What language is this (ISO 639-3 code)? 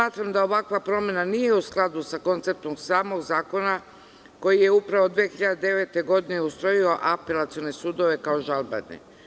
srp